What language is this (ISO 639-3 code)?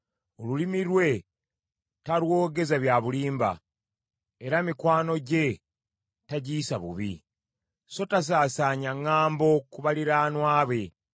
lug